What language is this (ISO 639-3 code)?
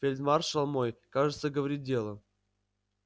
rus